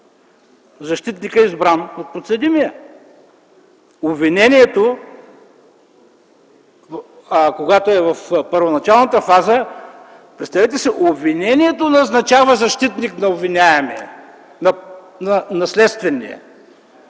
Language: Bulgarian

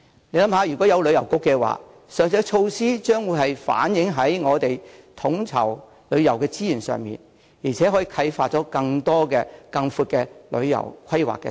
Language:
Cantonese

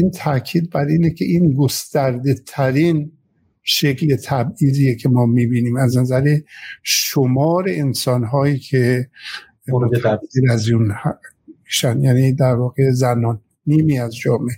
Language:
Persian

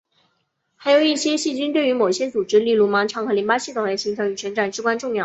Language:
Chinese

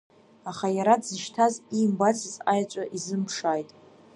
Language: Abkhazian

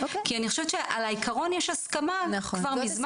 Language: Hebrew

